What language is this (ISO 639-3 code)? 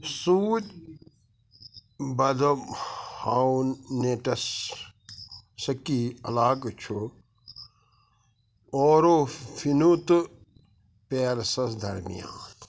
kas